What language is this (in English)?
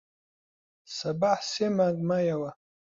Central Kurdish